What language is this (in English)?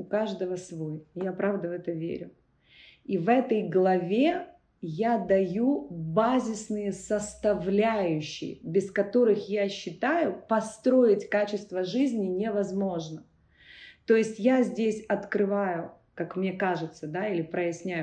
Russian